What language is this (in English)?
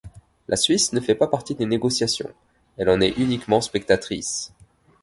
French